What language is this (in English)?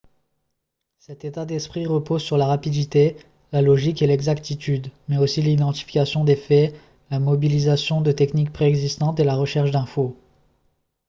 French